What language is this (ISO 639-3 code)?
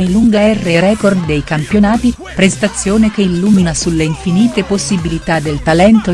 ita